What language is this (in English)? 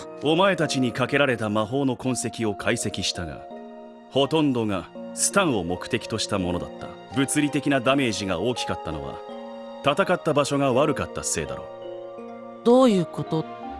Japanese